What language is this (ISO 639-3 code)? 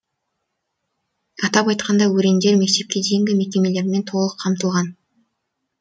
kaz